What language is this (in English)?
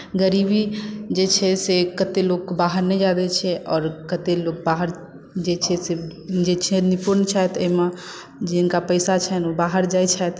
Maithili